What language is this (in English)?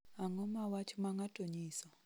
Luo (Kenya and Tanzania)